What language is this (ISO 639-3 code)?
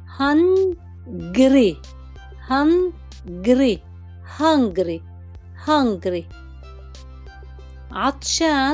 ara